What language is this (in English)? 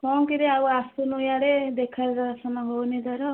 Odia